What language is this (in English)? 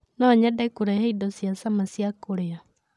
Kikuyu